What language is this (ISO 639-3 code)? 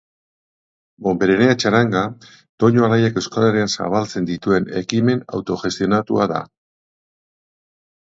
eus